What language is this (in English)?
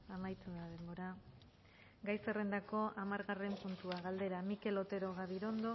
Basque